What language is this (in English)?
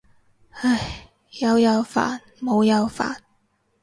Cantonese